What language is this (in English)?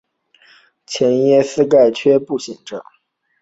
Chinese